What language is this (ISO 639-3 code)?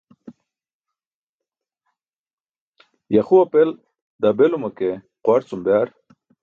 bsk